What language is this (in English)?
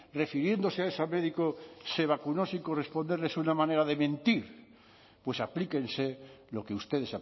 Spanish